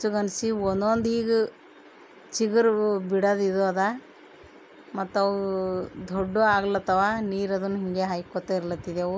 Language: Kannada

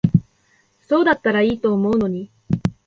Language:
Japanese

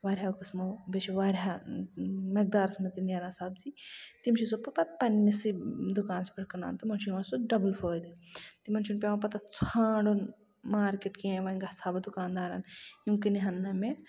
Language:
Kashmiri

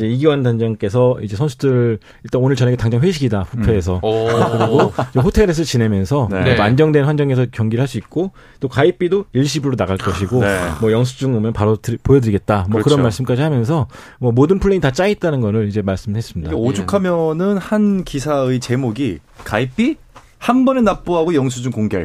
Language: Korean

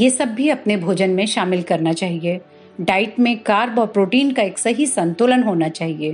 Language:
Hindi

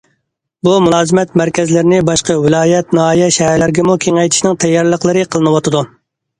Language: Uyghur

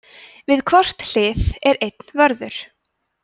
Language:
Icelandic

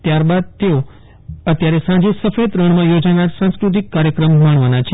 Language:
Gujarati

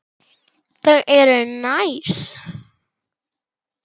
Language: Icelandic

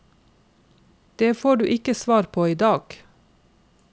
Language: Norwegian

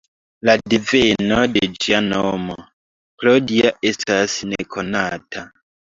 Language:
Esperanto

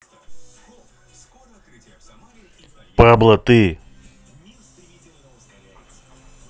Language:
Russian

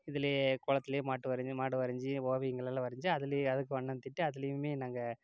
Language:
Tamil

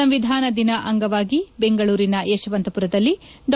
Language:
Kannada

